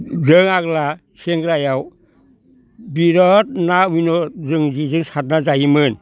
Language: Bodo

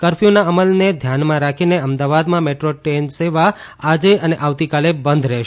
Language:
Gujarati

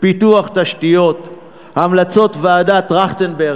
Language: Hebrew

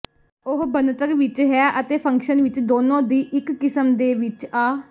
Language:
Punjabi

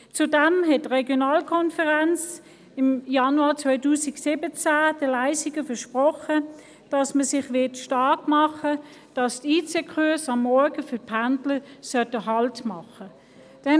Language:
Swiss German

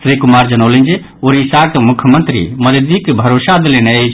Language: Maithili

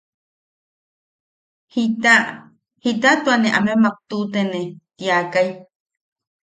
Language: Yaqui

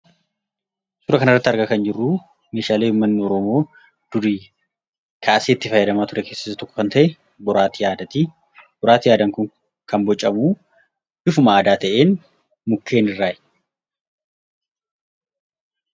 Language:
Oromo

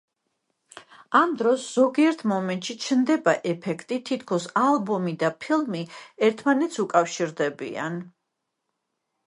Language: Georgian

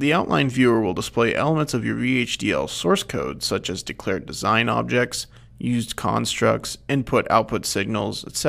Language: English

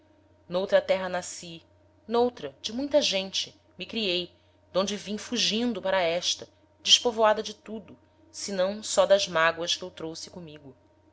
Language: Portuguese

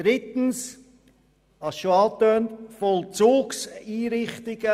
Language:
Swiss German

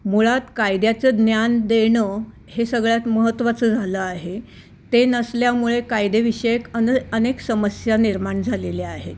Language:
Marathi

